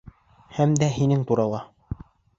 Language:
Bashkir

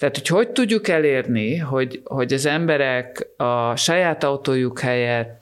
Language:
Hungarian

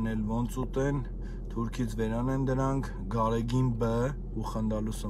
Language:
Romanian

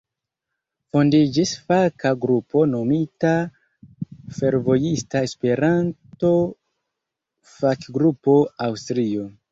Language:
Esperanto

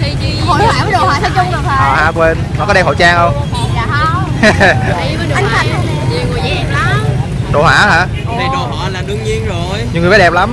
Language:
Vietnamese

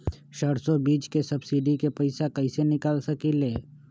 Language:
Magahi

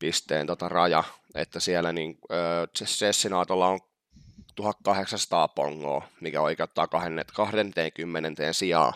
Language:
Finnish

